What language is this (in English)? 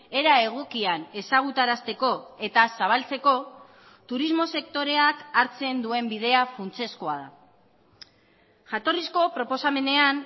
Basque